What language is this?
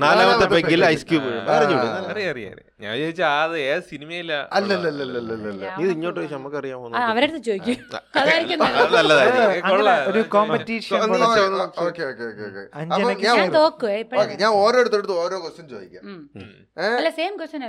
Malayalam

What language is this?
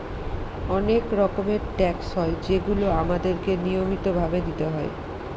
Bangla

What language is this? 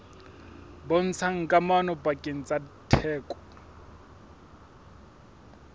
Southern Sotho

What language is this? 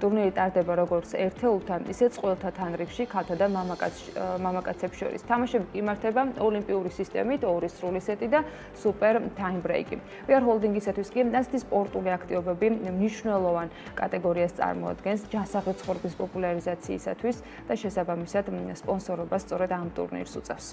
Latvian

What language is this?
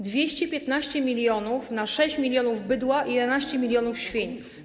Polish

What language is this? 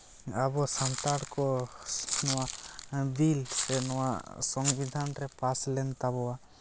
Santali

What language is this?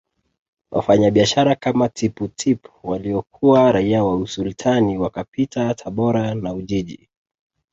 Swahili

